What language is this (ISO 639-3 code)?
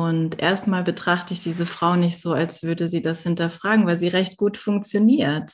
deu